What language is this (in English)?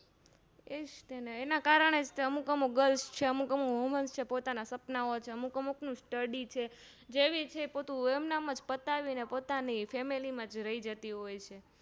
Gujarati